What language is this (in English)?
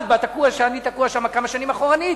Hebrew